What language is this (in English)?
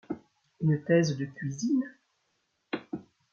French